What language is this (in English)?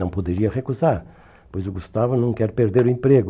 Portuguese